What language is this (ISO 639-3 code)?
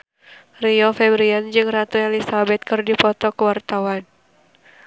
sun